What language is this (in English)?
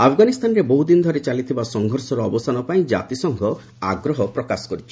Odia